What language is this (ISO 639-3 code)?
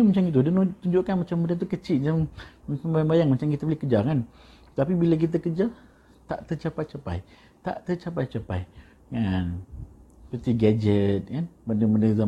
msa